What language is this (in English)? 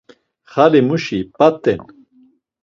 Laz